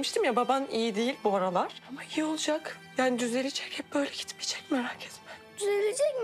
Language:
Turkish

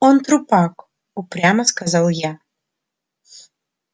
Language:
Russian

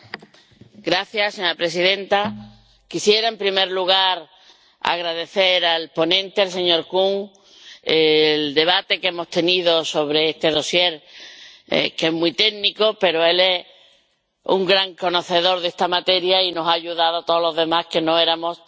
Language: Spanish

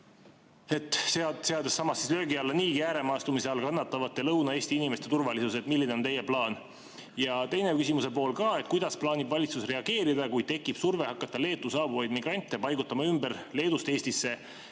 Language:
Estonian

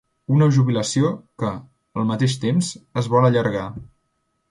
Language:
Catalan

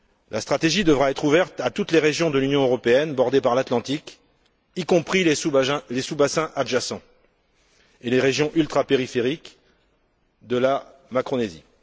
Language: French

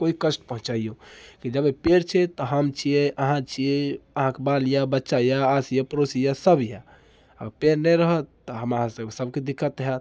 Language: Maithili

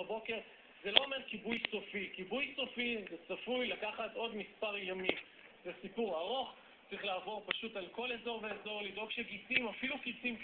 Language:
Hebrew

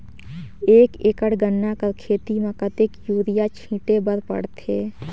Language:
Chhattisgarhi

